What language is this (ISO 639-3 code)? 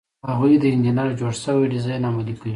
pus